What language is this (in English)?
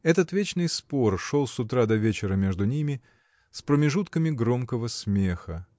Russian